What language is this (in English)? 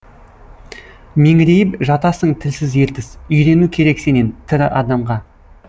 Kazakh